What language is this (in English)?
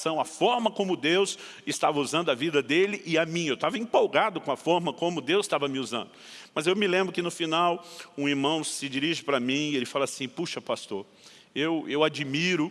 Portuguese